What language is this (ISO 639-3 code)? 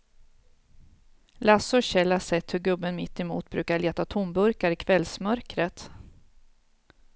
swe